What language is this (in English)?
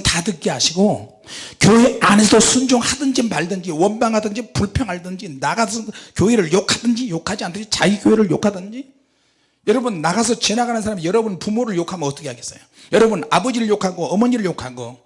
Korean